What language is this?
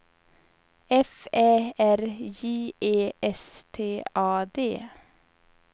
Swedish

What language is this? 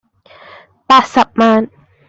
Cantonese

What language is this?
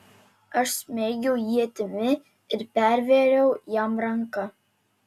Lithuanian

